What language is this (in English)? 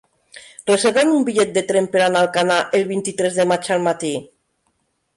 Catalan